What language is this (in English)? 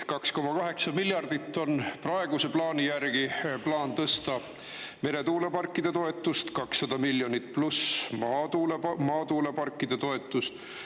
Estonian